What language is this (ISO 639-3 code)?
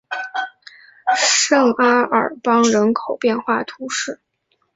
zho